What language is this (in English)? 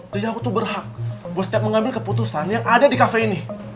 Indonesian